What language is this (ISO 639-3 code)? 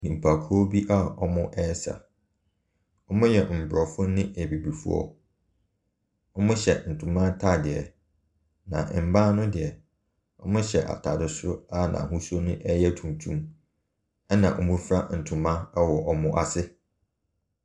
aka